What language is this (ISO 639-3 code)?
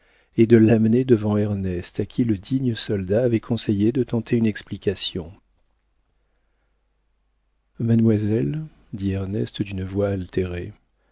fra